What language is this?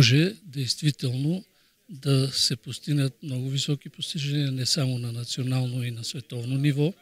Bulgarian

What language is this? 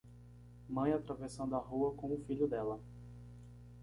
Portuguese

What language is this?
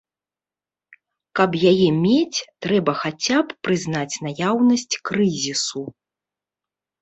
Belarusian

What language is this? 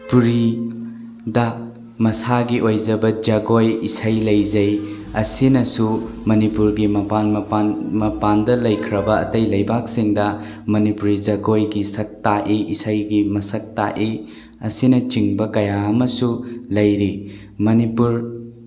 Manipuri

